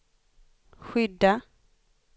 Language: Swedish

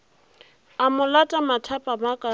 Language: Northern Sotho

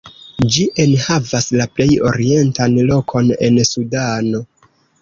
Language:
Esperanto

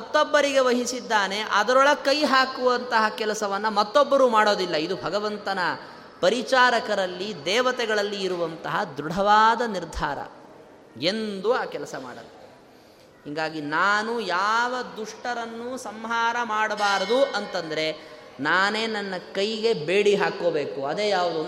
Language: Kannada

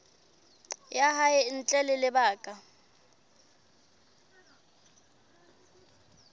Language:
Southern Sotho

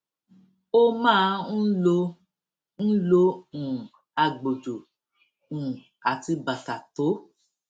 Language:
Yoruba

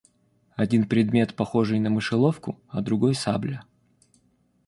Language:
Russian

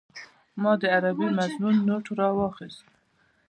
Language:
Pashto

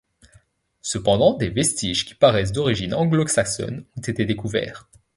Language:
French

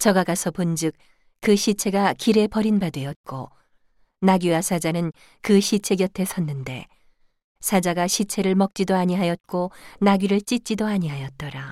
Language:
Korean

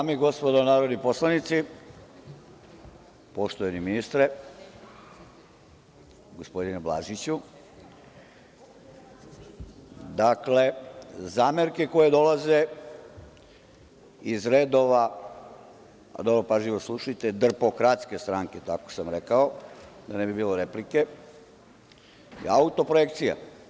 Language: Serbian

